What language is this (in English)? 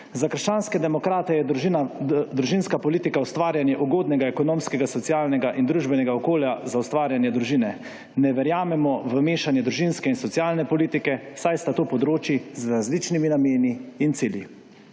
Slovenian